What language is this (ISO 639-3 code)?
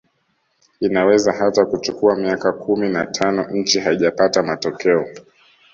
swa